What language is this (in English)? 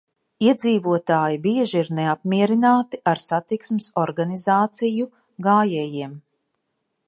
Latvian